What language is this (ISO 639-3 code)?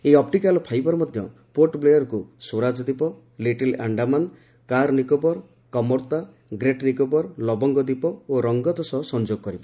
ori